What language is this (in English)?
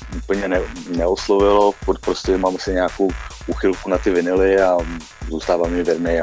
Czech